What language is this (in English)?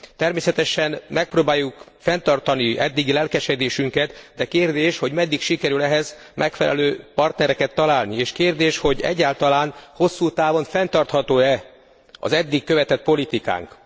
Hungarian